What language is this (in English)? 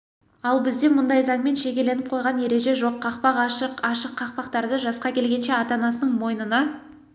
Kazakh